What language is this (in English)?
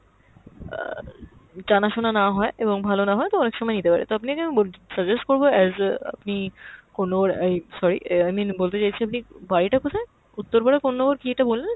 Bangla